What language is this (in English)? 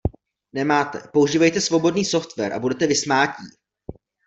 Czech